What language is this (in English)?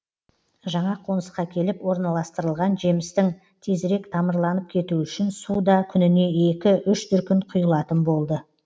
Kazakh